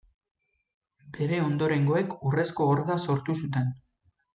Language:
Basque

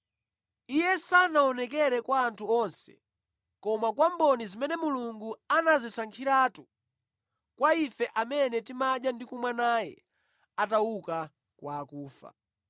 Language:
Nyanja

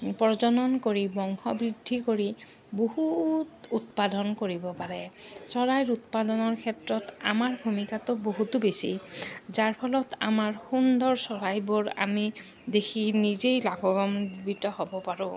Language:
Assamese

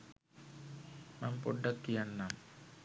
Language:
Sinhala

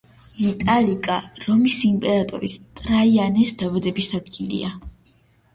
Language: Georgian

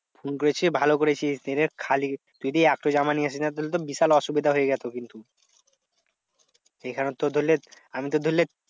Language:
Bangla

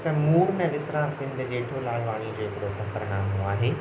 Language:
Sindhi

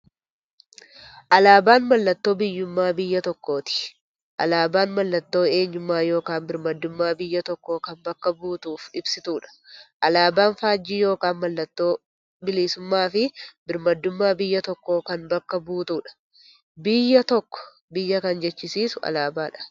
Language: Oromo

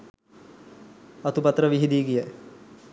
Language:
Sinhala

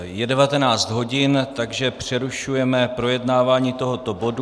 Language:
Czech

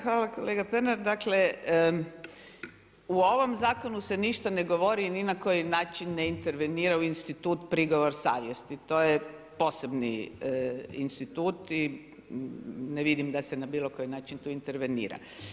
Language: Croatian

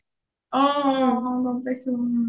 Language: Assamese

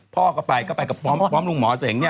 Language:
Thai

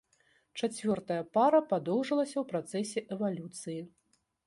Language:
Belarusian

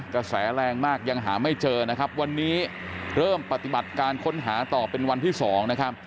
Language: Thai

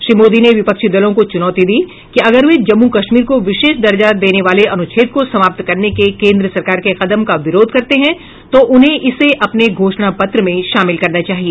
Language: Hindi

